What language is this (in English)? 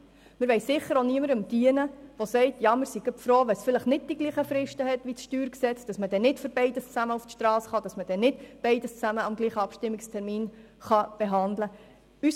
Swiss German